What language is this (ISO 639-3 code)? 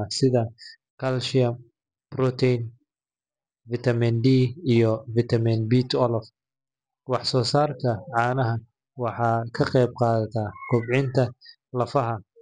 som